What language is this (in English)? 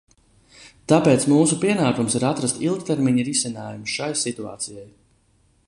Latvian